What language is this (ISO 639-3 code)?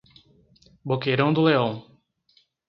por